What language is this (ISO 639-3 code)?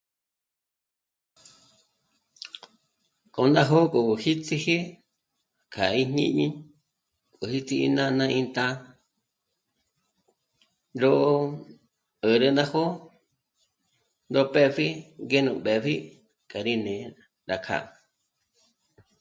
mmc